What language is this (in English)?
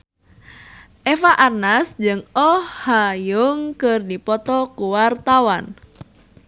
Sundanese